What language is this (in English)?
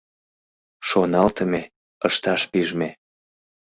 Mari